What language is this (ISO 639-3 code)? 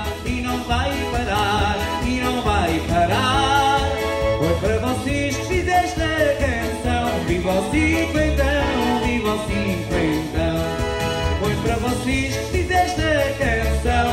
por